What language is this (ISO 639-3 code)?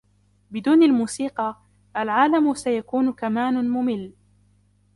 ara